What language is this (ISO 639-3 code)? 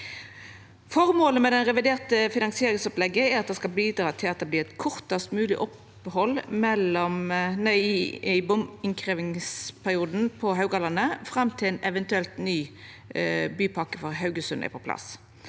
nor